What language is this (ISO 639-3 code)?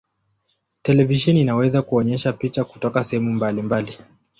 swa